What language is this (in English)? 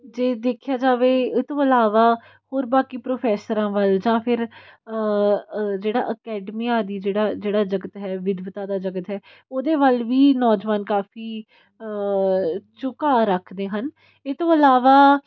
Punjabi